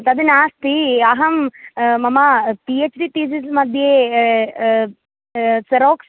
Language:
Sanskrit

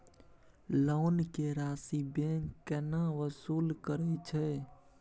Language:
Maithili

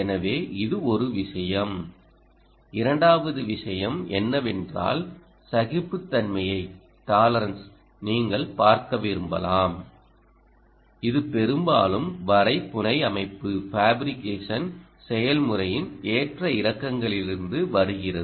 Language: Tamil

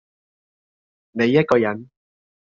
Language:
Cantonese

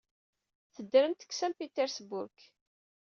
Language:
Kabyle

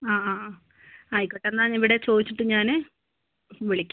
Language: Malayalam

